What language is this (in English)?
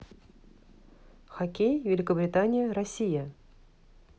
Russian